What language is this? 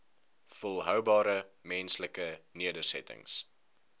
Afrikaans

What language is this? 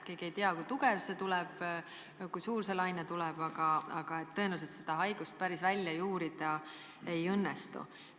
Estonian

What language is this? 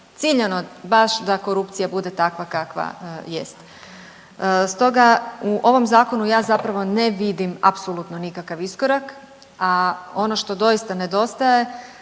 Croatian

